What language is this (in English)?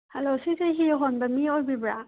Manipuri